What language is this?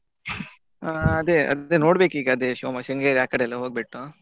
Kannada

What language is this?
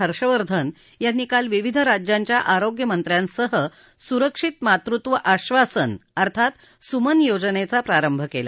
Marathi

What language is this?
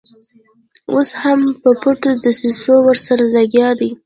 Pashto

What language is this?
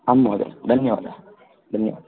Sanskrit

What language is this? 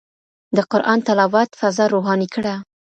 Pashto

